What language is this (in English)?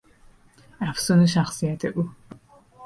Persian